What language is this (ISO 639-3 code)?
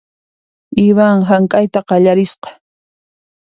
qxp